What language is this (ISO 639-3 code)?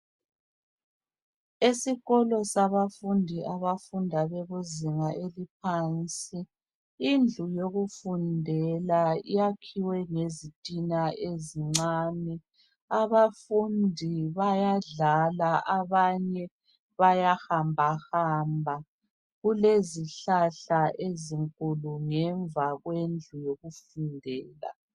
nde